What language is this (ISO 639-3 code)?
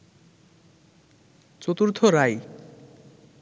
ben